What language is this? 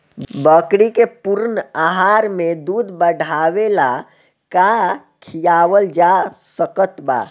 Bhojpuri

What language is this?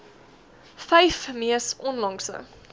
Afrikaans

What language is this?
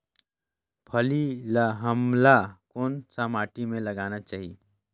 Chhattisgarhi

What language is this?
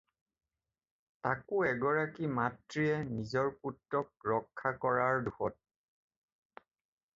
Assamese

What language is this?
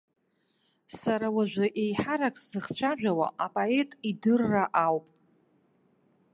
Abkhazian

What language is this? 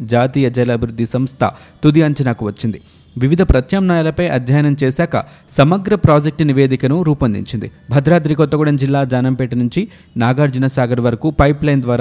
Telugu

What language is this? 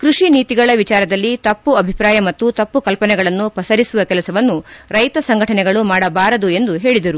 Kannada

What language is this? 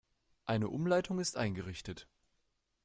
German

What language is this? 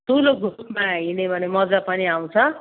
Nepali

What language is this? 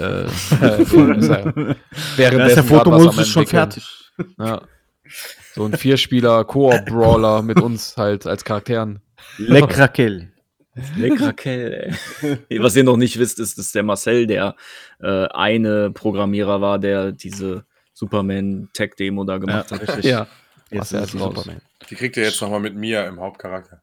German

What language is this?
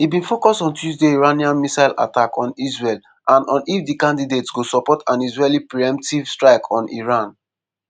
Nigerian Pidgin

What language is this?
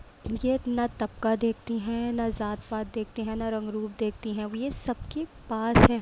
Urdu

